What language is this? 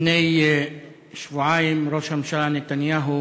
Hebrew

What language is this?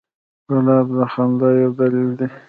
Pashto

